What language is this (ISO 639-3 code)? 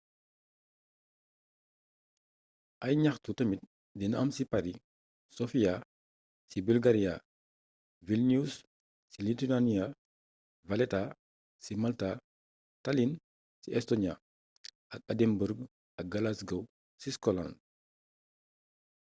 wol